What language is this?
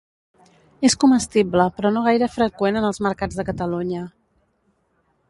Catalan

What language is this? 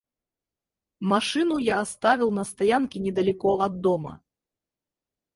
Russian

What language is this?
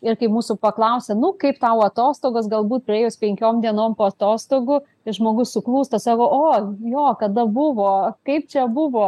Lithuanian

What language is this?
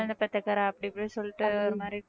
Tamil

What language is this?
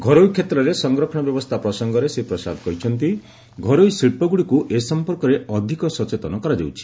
Odia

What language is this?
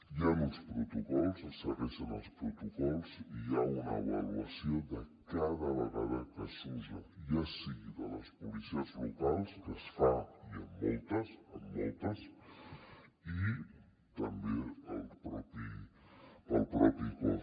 Catalan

